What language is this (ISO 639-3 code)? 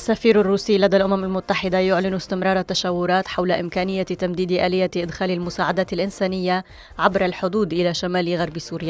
ara